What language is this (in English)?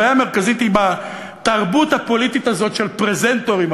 Hebrew